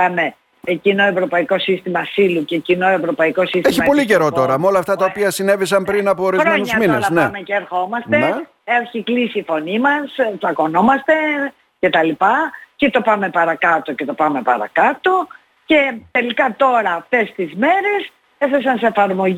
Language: Greek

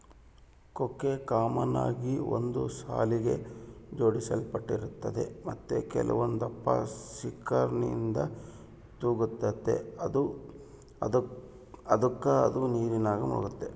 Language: Kannada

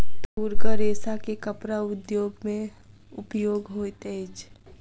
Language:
Maithili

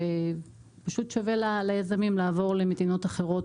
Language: Hebrew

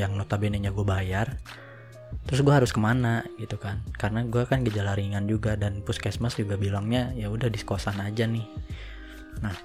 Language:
Indonesian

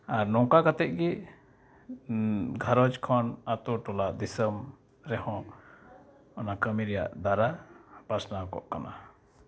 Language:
Santali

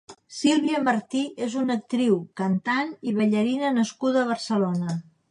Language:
Catalan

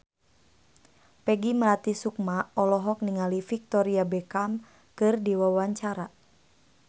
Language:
Sundanese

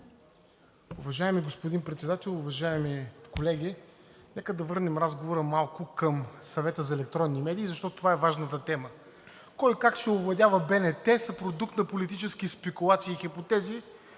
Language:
Bulgarian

